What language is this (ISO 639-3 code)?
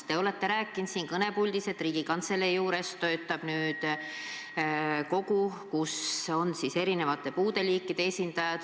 est